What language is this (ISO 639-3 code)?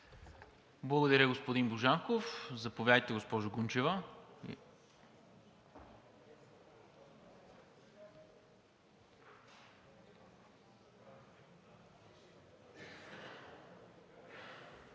bul